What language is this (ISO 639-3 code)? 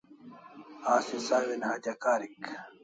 kls